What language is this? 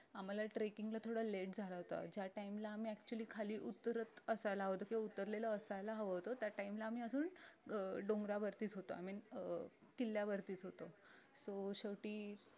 Marathi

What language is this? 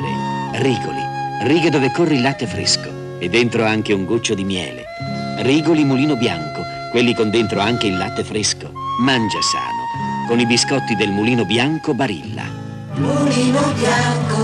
Italian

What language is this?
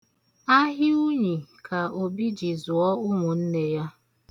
Igbo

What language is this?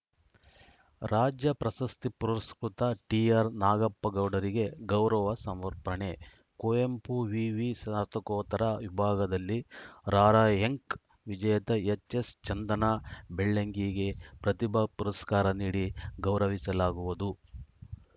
Kannada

